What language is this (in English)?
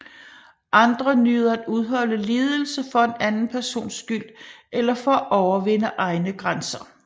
Danish